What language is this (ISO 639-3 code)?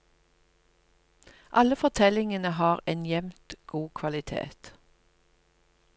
nor